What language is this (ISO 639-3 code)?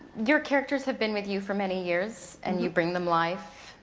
eng